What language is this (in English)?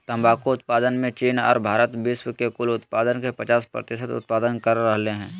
Magahi